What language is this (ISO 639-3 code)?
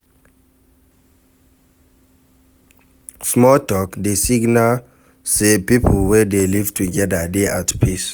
pcm